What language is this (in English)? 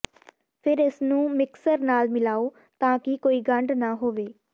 Punjabi